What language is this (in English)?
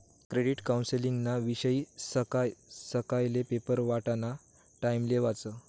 Marathi